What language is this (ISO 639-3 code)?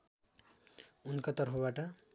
nep